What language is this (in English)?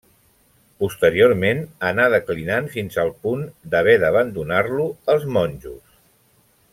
Catalan